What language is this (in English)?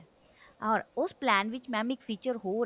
Punjabi